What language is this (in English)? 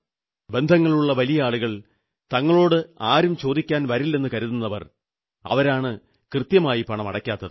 Malayalam